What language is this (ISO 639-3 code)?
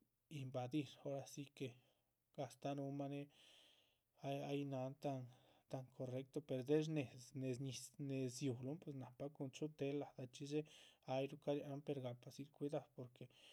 zpv